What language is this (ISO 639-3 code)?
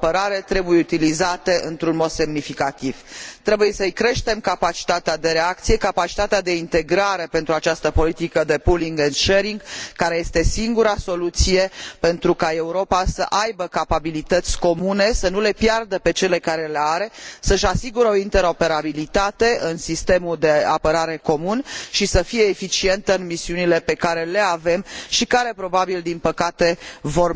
ron